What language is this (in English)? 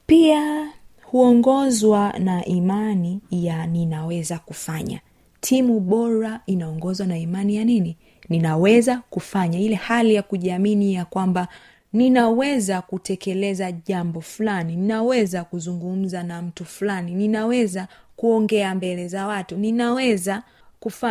Swahili